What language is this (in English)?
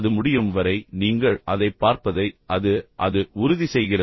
Tamil